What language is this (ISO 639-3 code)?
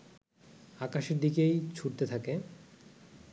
ben